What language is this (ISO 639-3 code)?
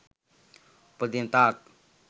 sin